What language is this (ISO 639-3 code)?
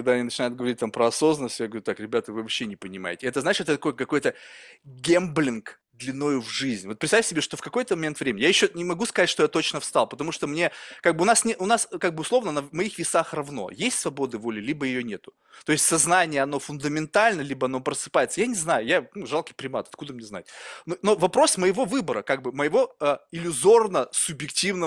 rus